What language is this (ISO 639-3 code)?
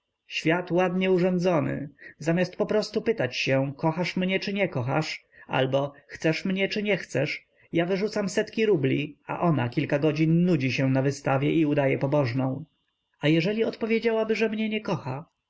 pol